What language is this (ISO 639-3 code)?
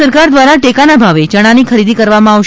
guj